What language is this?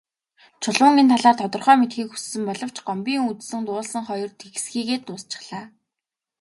Mongolian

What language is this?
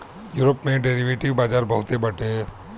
Bhojpuri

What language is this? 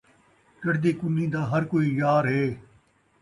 Saraiki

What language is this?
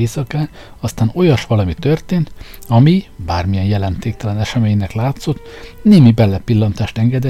Hungarian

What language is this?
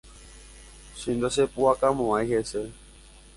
Guarani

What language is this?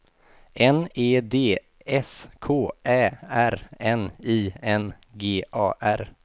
Swedish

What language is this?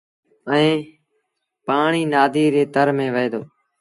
Sindhi Bhil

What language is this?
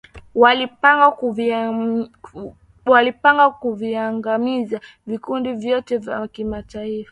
Swahili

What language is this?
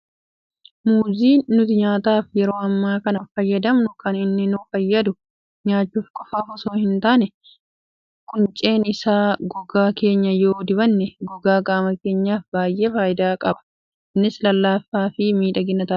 Oromo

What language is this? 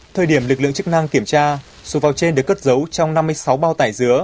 Vietnamese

